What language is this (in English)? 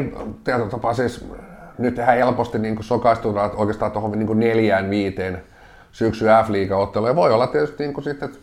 Finnish